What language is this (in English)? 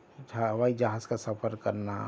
Urdu